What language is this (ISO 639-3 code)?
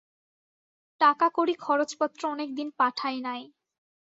ben